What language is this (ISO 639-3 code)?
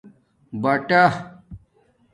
dmk